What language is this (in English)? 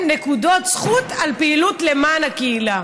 Hebrew